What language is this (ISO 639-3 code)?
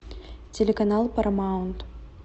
rus